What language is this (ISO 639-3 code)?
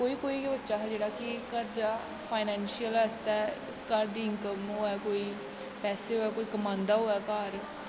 doi